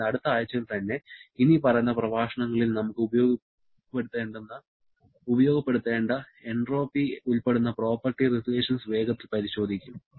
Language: Malayalam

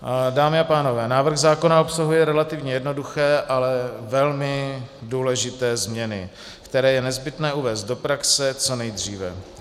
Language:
Czech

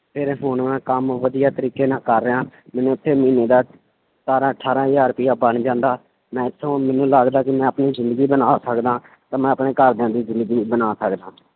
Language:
Punjabi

